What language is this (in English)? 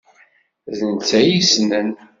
Kabyle